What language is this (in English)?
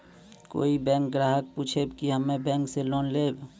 Maithili